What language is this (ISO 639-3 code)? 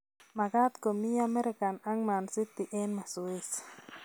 kln